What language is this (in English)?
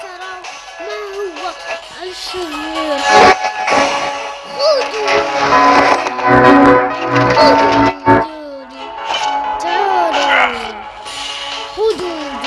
Arabic